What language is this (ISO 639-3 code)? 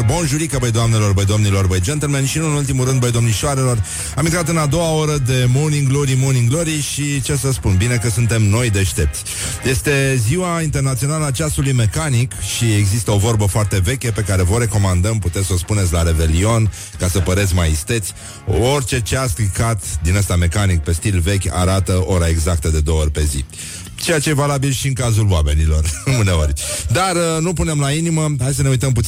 ron